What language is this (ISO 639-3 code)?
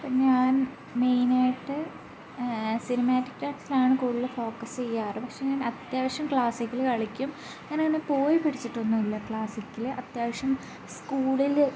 mal